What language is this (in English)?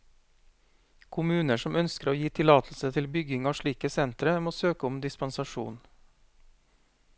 Norwegian